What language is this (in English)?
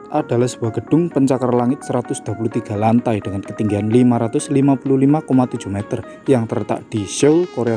Indonesian